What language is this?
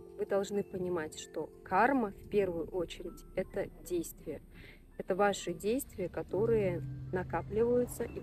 Russian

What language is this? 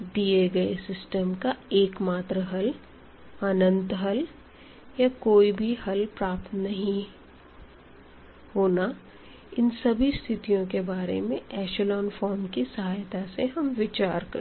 Hindi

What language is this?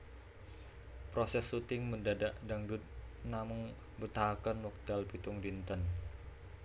Javanese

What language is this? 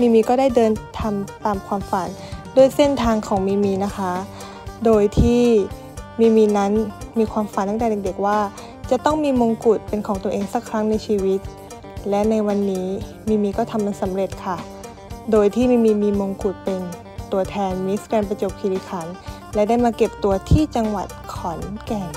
Thai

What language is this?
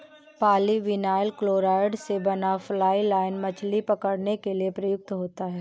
Hindi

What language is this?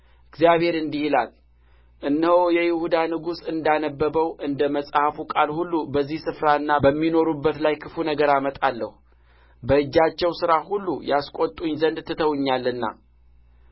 Amharic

